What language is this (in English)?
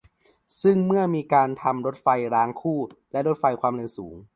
Thai